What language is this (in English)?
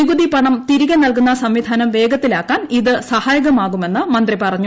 Malayalam